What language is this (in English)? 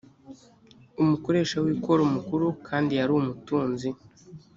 Kinyarwanda